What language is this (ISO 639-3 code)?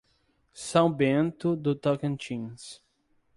por